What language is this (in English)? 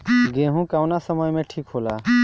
Bhojpuri